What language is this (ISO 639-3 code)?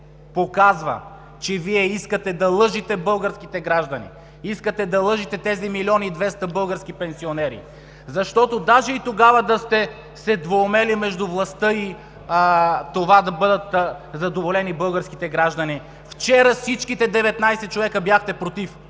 bul